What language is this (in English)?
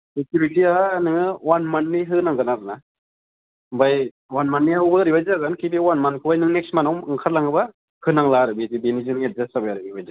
Bodo